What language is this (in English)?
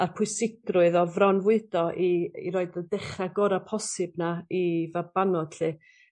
Welsh